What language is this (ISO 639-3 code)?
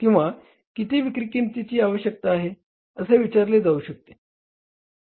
mar